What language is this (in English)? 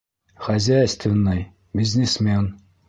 Bashkir